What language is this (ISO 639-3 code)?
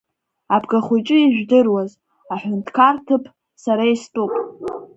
abk